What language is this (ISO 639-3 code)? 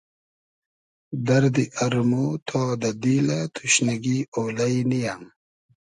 haz